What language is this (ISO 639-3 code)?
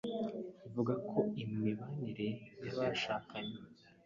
kin